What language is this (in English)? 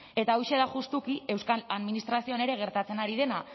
Basque